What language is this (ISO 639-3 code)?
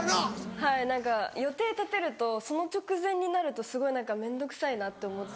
jpn